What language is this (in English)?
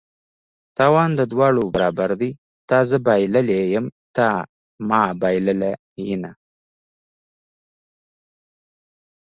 Pashto